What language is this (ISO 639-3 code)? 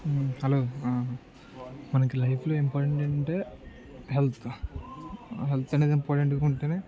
tel